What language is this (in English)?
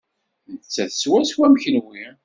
Kabyle